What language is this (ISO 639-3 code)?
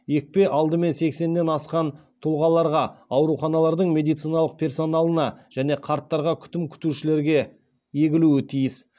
kaz